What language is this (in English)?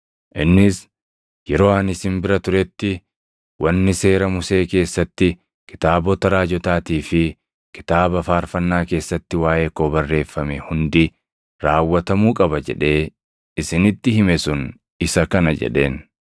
Oromo